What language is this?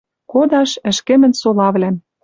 Western Mari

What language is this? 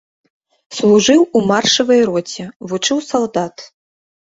Belarusian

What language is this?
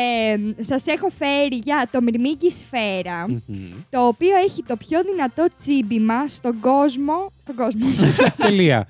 Greek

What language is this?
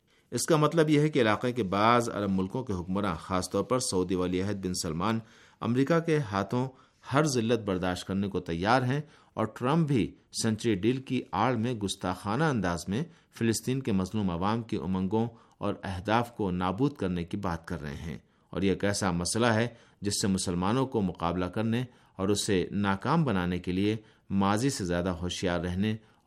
Urdu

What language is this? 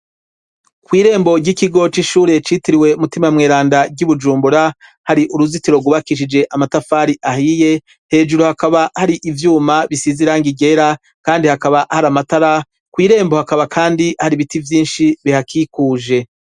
Rundi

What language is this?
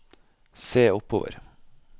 Norwegian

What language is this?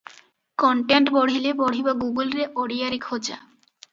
Odia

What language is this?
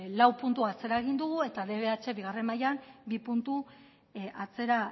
Basque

